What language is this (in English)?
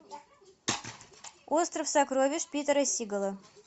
Russian